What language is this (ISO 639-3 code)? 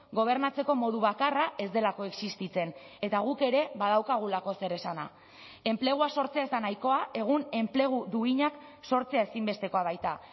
eus